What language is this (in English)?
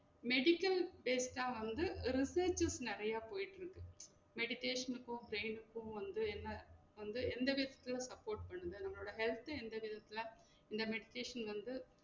Tamil